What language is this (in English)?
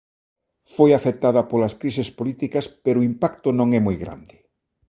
Galician